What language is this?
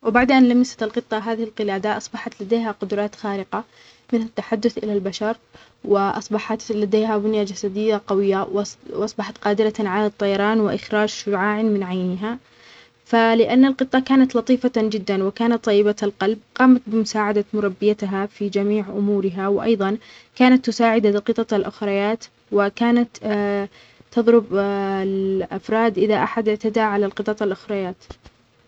Omani Arabic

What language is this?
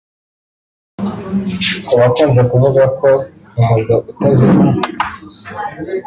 Kinyarwanda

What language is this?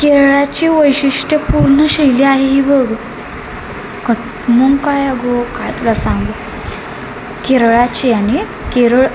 Marathi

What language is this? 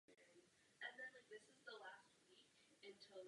Czech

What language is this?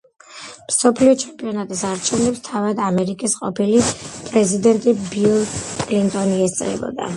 Georgian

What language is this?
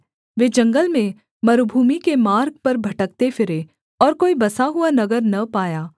Hindi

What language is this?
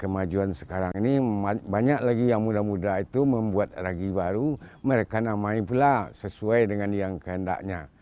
Indonesian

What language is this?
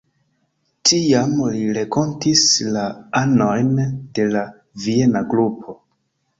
Esperanto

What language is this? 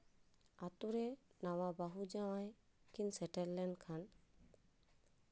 Santali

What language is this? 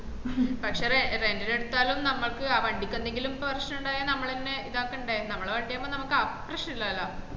Malayalam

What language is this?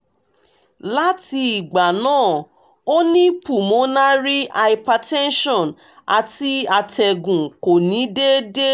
Yoruba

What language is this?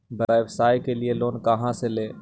Magahi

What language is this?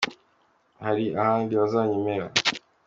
Kinyarwanda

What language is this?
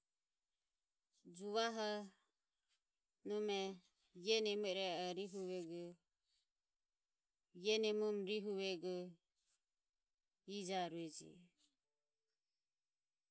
Ömie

